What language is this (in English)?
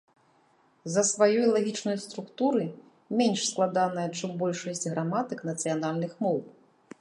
Belarusian